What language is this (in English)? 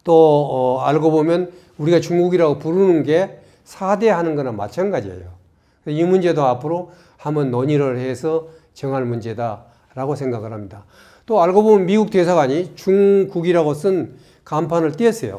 Korean